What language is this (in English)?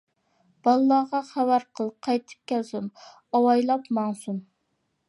Uyghur